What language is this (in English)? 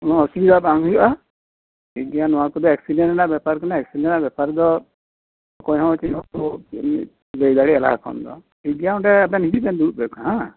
Santali